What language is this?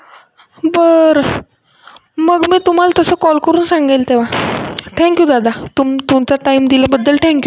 Marathi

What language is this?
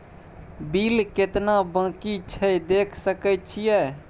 Maithili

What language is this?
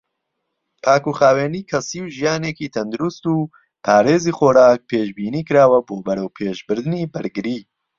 Central Kurdish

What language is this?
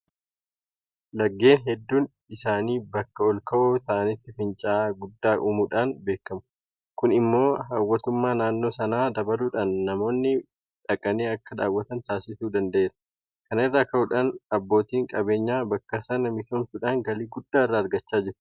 Oromo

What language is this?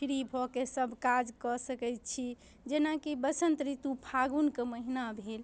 Maithili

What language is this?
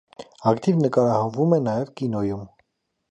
Armenian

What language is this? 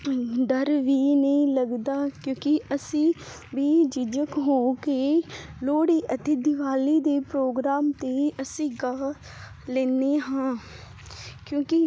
Punjabi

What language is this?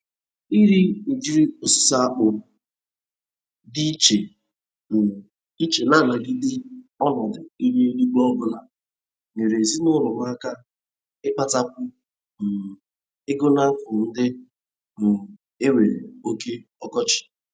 Igbo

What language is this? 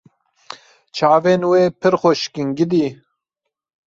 Kurdish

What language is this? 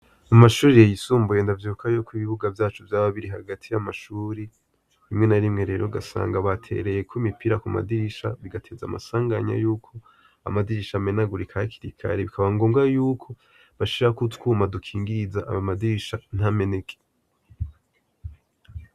Rundi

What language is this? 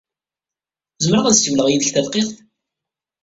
Kabyle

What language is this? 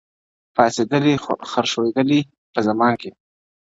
Pashto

